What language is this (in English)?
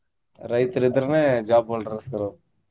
Kannada